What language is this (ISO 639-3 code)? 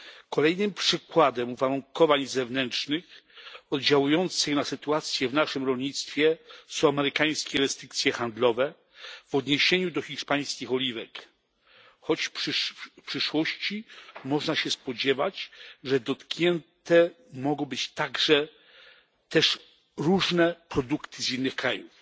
pol